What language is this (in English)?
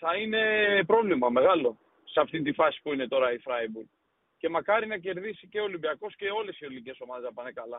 Greek